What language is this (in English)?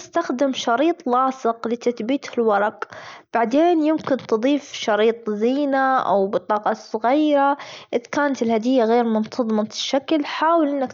Gulf Arabic